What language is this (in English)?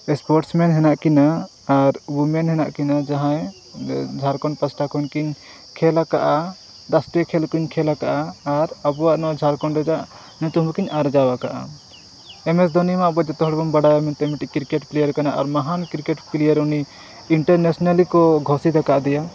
Santali